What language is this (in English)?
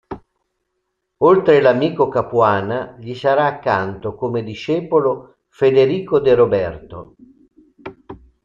Italian